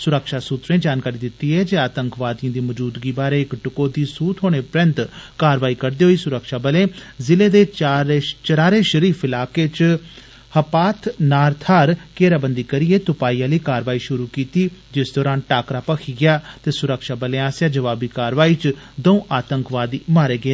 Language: Dogri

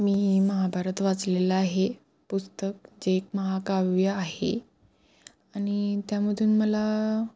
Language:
Marathi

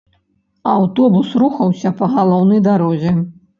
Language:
Belarusian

